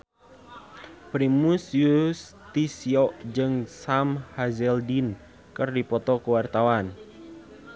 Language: Sundanese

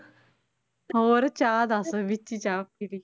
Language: Punjabi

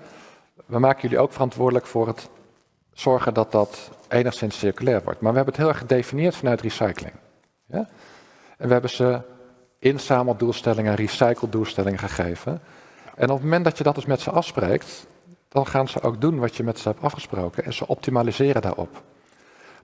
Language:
Dutch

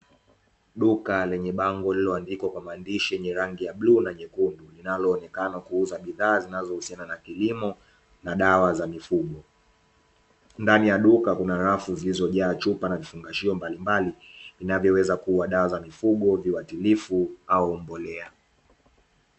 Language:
Swahili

